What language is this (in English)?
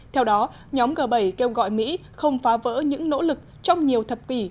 Vietnamese